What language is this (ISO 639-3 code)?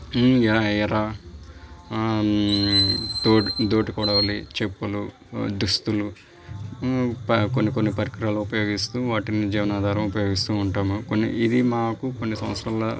tel